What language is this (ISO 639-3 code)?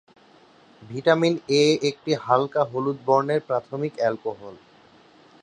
ben